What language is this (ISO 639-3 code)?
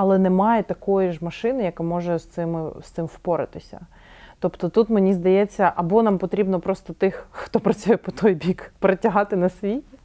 ukr